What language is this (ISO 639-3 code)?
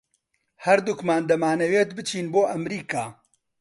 ckb